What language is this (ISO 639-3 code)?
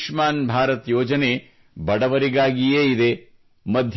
kan